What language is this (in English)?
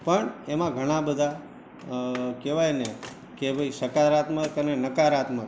Gujarati